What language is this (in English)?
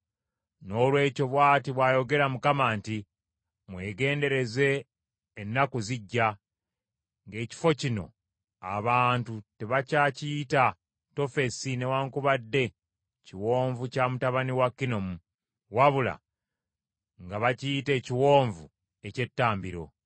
Ganda